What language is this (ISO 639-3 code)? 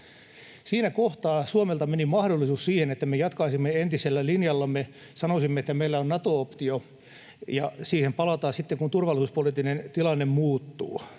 fin